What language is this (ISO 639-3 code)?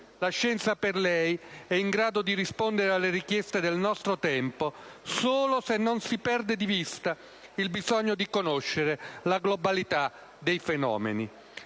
ita